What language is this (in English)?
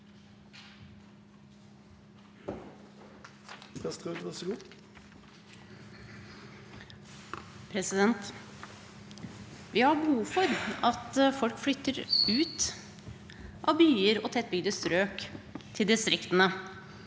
Norwegian